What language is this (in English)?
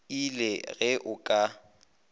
Northern Sotho